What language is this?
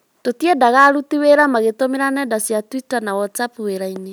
Kikuyu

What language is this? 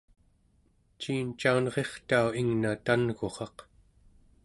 Central Yupik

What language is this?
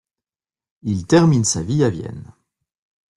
French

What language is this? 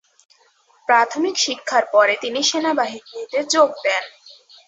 Bangla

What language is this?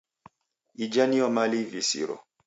Taita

